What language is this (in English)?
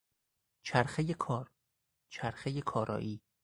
Persian